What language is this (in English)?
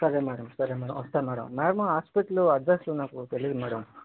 Telugu